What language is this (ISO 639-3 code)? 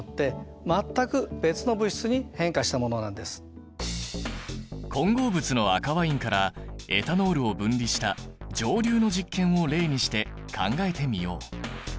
jpn